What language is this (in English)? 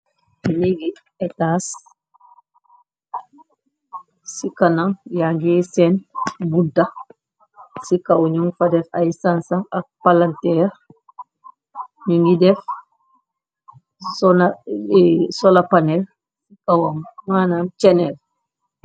Wolof